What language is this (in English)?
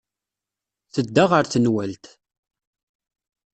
Kabyle